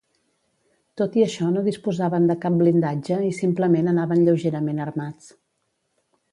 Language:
Catalan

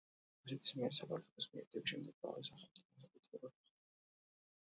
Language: Georgian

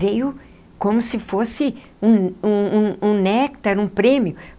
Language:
Portuguese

